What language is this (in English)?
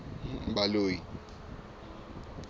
Southern Sotho